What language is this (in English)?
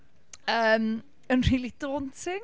Welsh